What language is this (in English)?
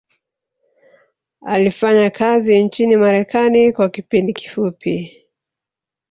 Swahili